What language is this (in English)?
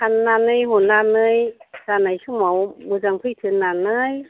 Bodo